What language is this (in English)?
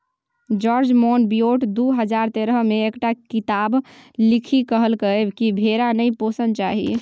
Maithili